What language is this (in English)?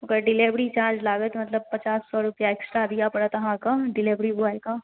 Maithili